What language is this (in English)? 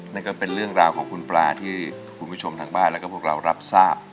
Thai